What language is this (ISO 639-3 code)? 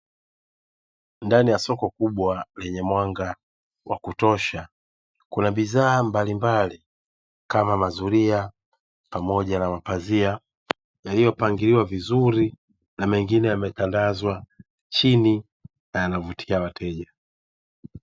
swa